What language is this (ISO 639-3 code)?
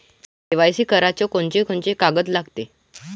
mar